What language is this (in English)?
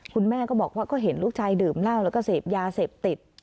Thai